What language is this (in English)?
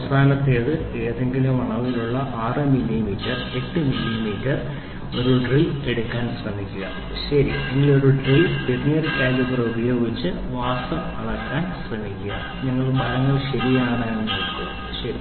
Malayalam